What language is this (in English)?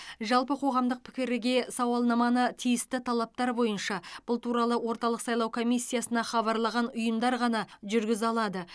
Kazakh